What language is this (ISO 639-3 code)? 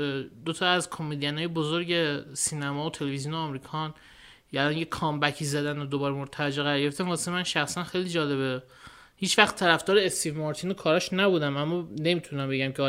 fas